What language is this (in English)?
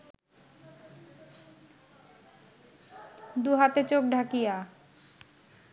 Bangla